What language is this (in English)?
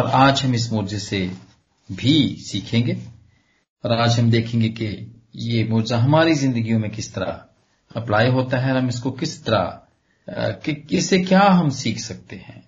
Punjabi